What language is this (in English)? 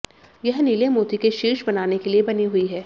Hindi